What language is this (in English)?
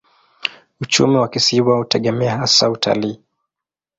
Swahili